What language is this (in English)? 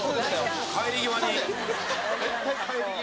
Japanese